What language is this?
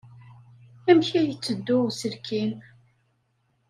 Kabyle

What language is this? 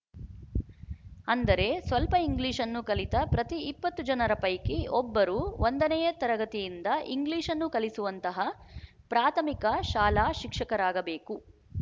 Kannada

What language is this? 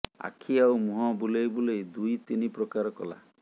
Odia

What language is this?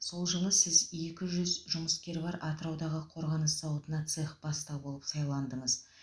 Kazakh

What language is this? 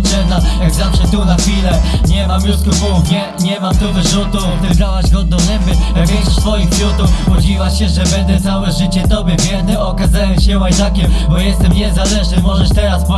Polish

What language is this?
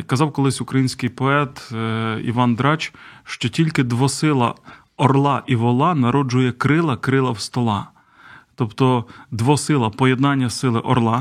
Ukrainian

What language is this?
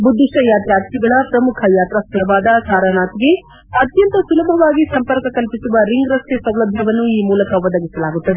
Kannada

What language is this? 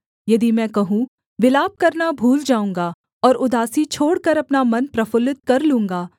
Hindi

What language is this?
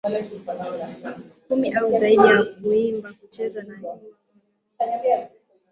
Swahili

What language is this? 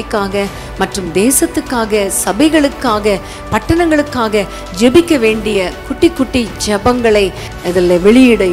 English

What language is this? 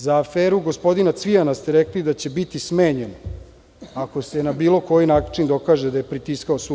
Serbian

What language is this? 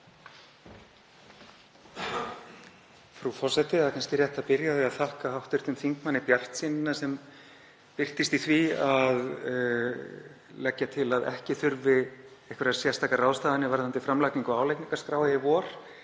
Icelandic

